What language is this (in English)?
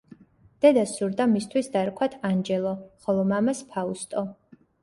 Georgian